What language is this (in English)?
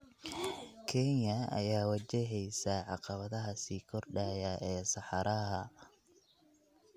Somali